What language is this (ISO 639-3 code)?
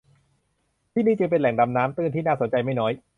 tha